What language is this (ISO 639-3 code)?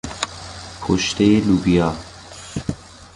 fas